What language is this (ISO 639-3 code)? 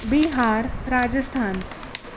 snd